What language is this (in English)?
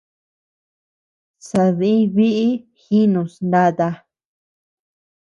Tepeuxila Cuicatec